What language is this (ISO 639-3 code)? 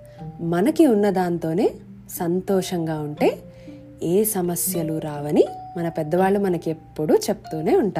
tel